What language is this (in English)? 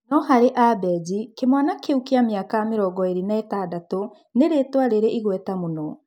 Kikuyu